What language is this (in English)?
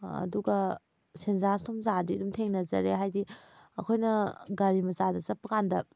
Manipuri